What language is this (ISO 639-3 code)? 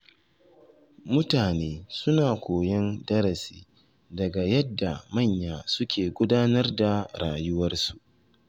hau